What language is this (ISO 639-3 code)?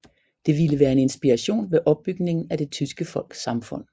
dan